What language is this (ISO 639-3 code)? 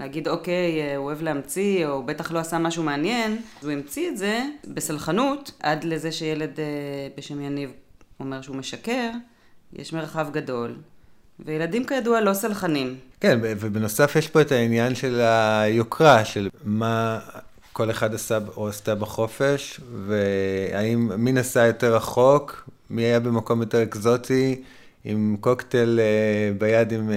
heb